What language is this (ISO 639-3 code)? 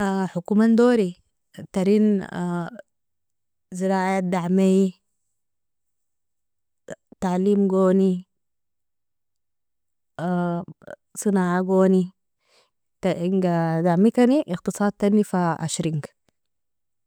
fia